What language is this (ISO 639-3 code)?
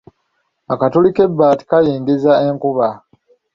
lug